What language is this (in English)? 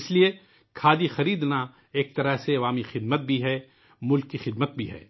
Urdu